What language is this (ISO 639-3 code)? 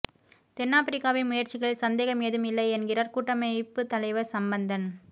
tam